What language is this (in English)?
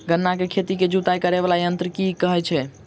Maithili